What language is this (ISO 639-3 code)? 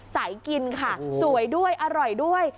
tha